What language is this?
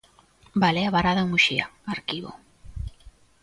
Galician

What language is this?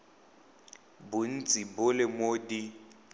Tswana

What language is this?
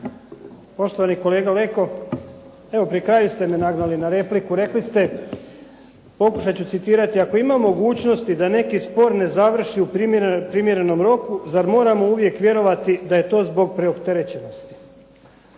Croatian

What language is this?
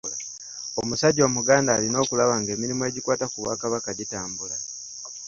Ganda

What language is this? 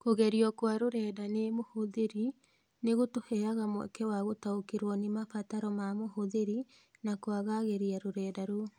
Kikuyu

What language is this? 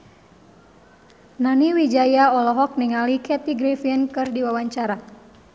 Sundanese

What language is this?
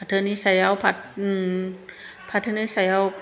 Bodo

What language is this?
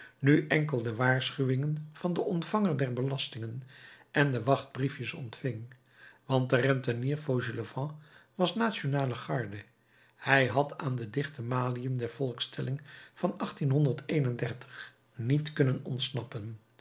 Dutch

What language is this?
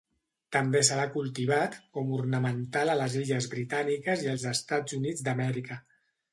Catalan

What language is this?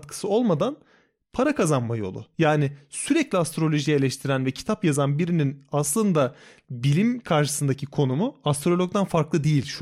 Turkish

